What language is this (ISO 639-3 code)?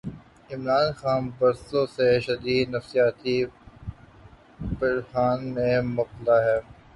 urd